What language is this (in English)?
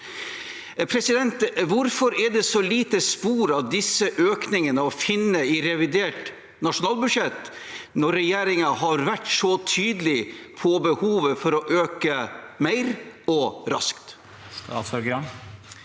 Norwegian